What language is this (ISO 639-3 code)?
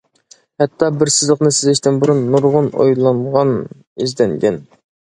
uig